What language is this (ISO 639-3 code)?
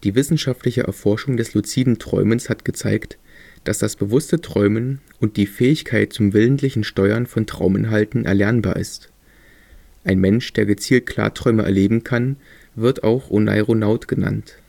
deu